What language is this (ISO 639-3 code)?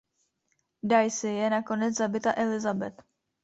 ces